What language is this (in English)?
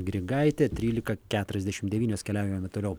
Lithuanian